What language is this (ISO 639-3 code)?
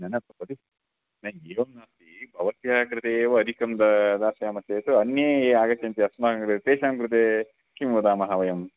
san